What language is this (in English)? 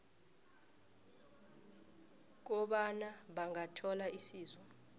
South Ndebele